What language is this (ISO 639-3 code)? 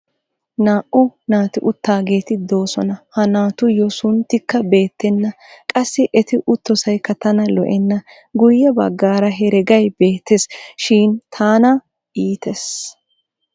wal